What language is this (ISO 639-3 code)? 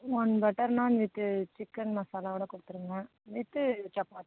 tam